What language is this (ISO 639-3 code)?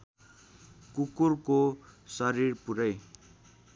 nep